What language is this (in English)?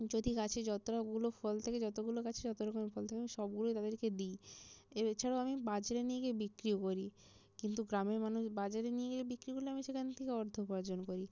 Bangla